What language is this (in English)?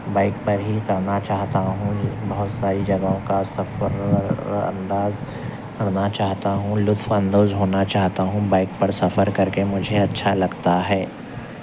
Urdu